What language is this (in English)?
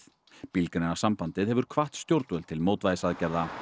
Icelandic